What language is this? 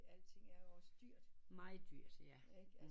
Danish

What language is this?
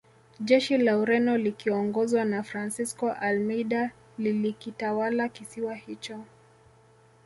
Swahili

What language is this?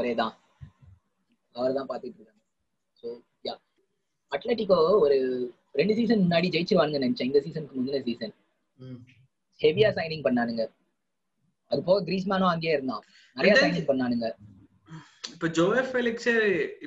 Tamil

